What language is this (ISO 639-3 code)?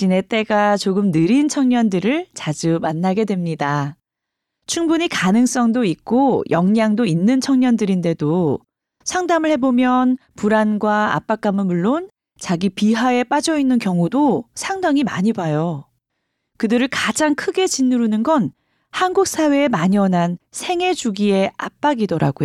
kor